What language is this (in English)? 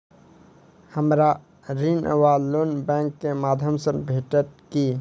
Maithili